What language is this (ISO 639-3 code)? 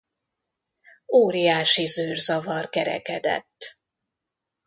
hun